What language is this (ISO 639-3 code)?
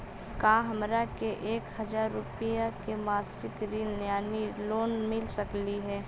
mag